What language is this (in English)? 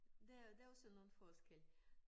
Danish